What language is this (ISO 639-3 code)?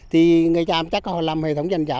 vie